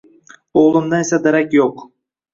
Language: Uzbek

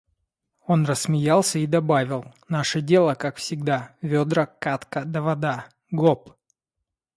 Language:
Russian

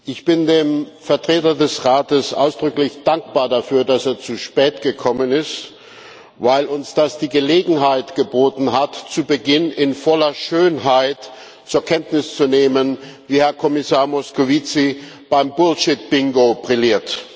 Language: German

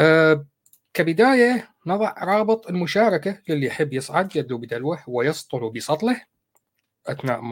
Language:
Arabic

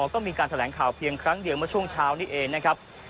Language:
Thai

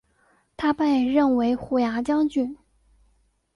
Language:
Chinese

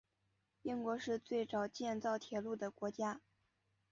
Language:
Chinese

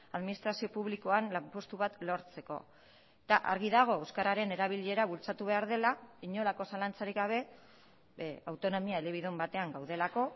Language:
Basque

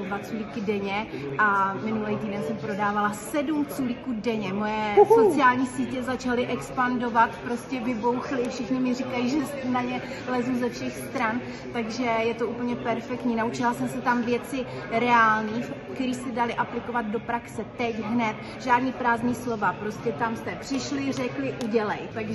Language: Czech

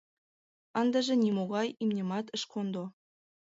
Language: Mari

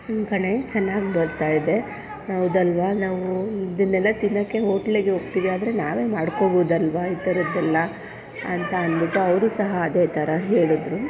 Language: Kannada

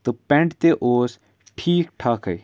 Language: Kashmiri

